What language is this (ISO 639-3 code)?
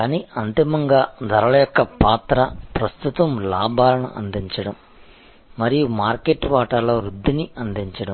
tel